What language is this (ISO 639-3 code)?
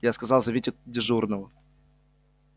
rus